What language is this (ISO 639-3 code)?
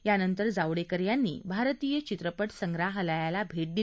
mar